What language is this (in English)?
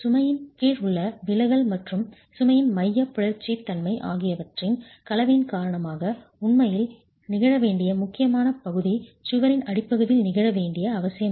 Tamil